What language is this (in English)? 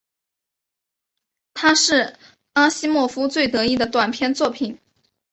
Chinese